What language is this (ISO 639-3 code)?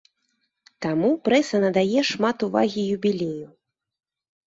bel